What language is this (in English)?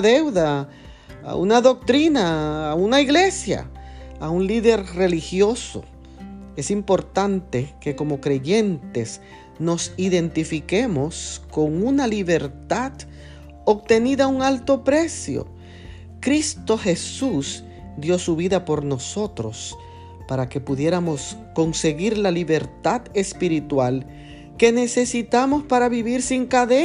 Spanish